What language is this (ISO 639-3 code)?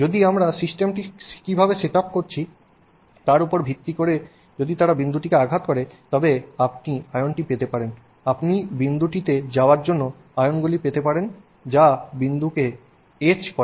ben